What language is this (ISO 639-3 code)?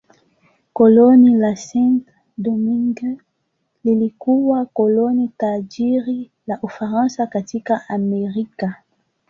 swa